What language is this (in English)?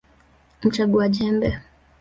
Swahili